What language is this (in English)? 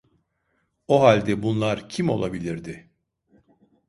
Turkish